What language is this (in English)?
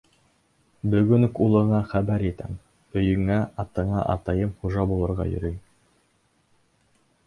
Bashkir